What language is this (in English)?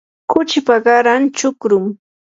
Yanahuanca Pasco Quechua